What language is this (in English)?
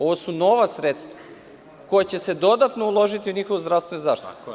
Serbian